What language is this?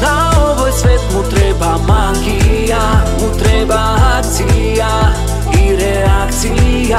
Romanian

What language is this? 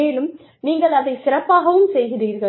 Tamil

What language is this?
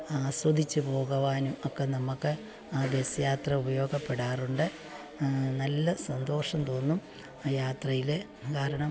Malayalam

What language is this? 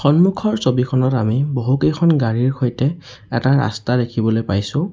Assamese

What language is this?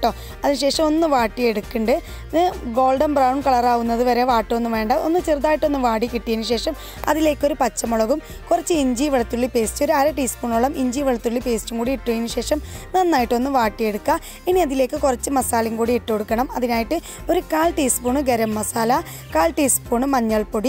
Turkish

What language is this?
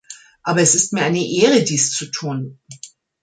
German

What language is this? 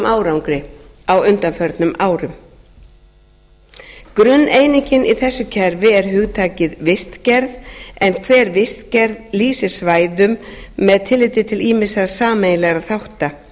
Icelandic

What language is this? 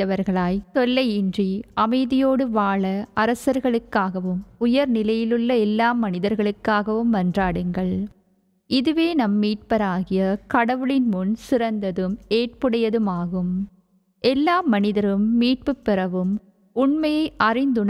Arabic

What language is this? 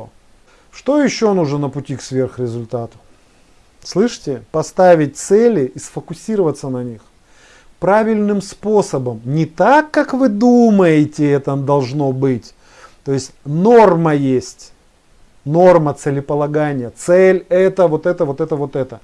Russian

